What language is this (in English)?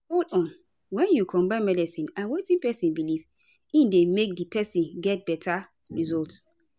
Nigerian Pidgin